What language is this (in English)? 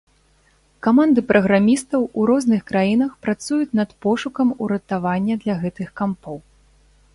Belarusian